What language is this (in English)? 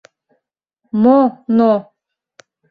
Mari